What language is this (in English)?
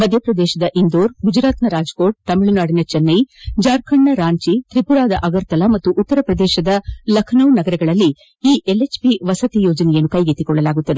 Kannada